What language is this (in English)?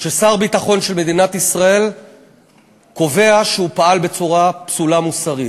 Hebrew